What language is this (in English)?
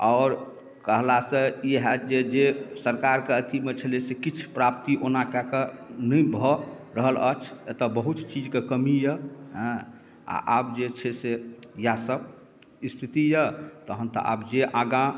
Maithili